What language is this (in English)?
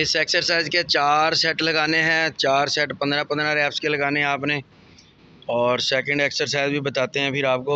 Hindi